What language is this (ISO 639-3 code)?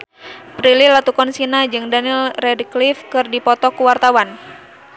sun